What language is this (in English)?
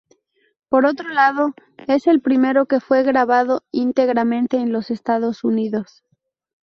Spanish